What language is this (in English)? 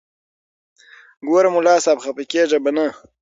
Pashto